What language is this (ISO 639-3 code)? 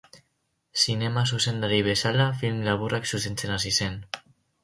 eus